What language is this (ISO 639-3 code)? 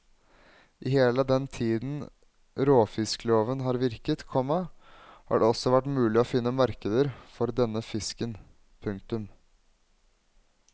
nor